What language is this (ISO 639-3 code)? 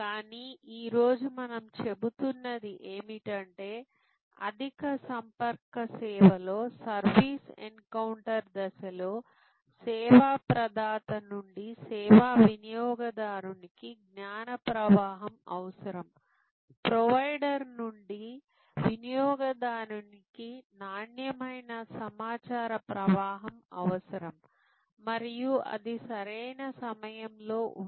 tel